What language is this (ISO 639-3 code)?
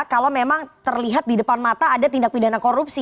ind